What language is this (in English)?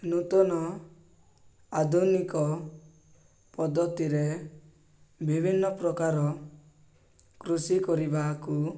Odia